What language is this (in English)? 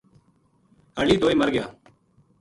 Gujari